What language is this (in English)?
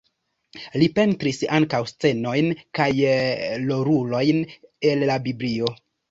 Esperanto